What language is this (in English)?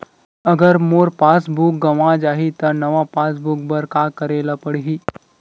Chhattisgarhi